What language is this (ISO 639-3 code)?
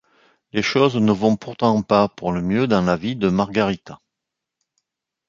fra